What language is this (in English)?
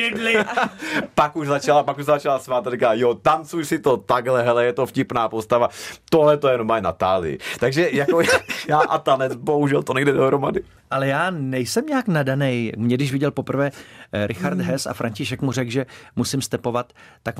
Czech